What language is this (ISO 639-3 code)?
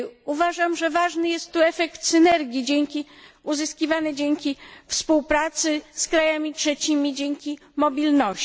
pol